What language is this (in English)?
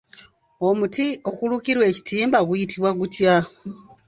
Ganda